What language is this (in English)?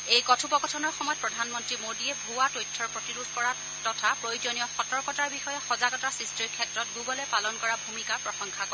Assamese